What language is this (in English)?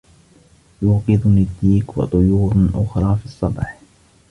Arabic